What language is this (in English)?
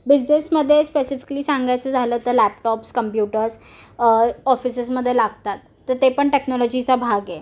Marathi